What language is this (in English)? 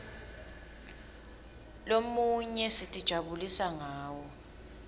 Swati